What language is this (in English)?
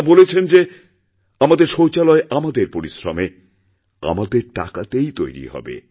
Bangla